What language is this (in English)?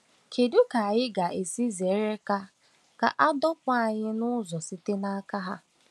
Igbo